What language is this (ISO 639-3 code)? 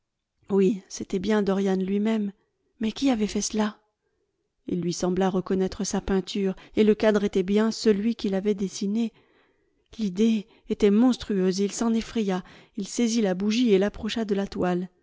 fra